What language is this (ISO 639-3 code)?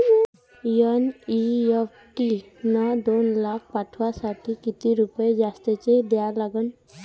mar